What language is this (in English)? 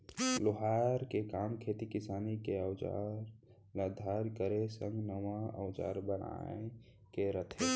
Chhattisgarhi